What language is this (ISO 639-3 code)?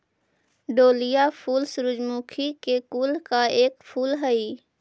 mag